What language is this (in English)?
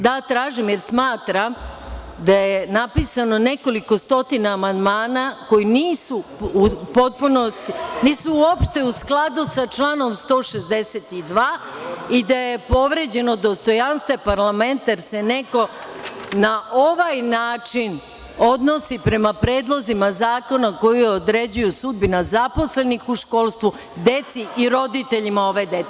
Serbian